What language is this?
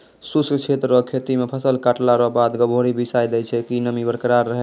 Maithili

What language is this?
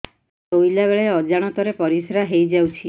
Odia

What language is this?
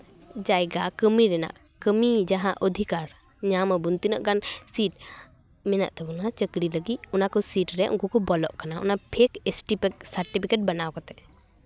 Santali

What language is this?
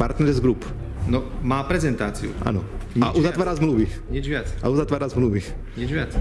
Slovak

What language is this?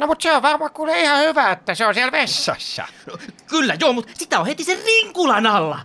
Finnish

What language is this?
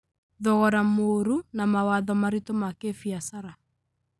Kikuyu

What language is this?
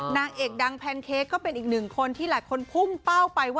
Thai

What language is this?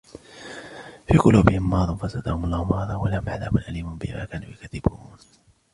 Arabic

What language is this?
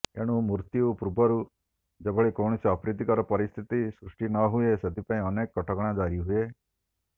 Odia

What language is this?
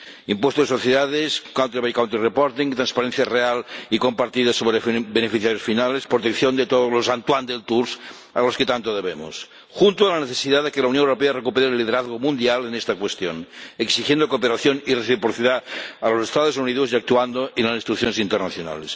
Spanish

